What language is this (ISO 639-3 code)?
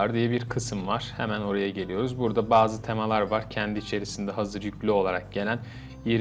tur